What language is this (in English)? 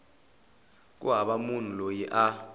Tsonga